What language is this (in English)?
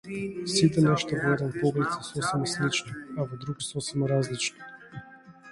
Macedonian